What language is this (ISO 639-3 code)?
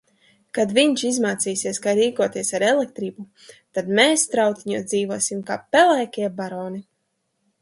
lav